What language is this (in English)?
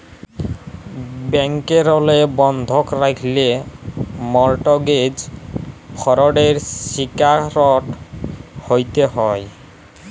Bangla